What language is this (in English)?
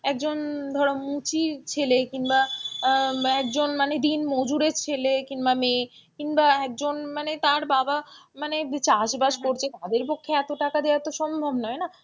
Bangla